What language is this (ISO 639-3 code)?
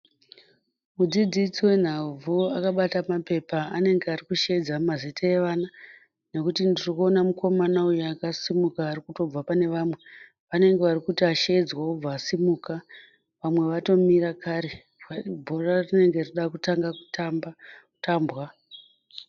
sna